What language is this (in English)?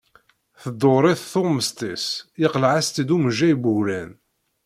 Kabyle